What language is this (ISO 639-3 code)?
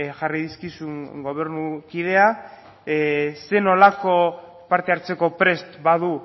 eus